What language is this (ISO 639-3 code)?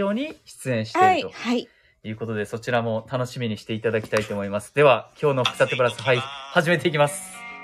jpn